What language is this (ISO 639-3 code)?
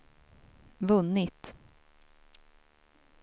swe